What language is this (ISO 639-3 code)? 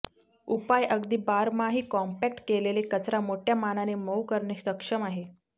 mar